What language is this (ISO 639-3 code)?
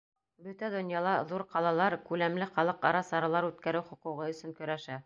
bak